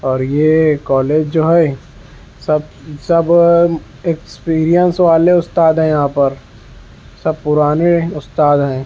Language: Urdu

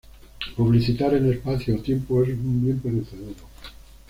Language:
Spanish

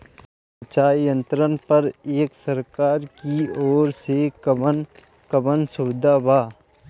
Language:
Bhojpuri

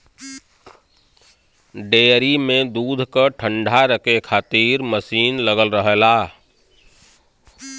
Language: Bhojpuri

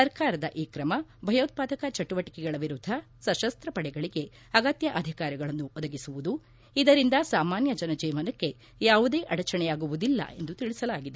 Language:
Kannada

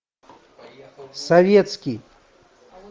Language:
Russian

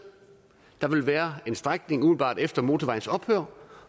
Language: Danish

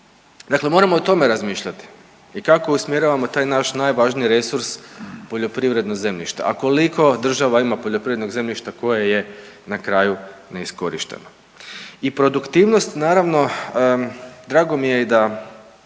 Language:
Croatian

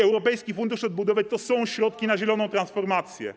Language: Polish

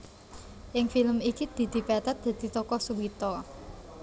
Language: Javanese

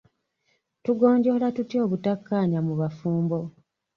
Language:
Ganda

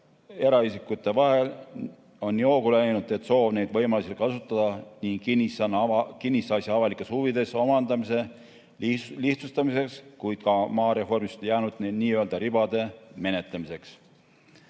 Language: Estonian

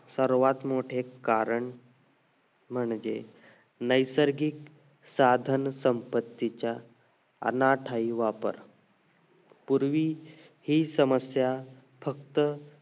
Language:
Marathi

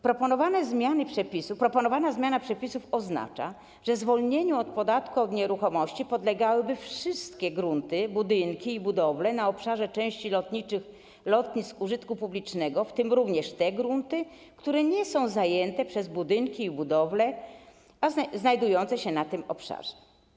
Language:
Polish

